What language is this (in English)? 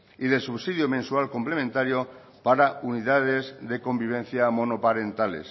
Spanish